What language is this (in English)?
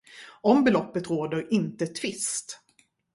Swedish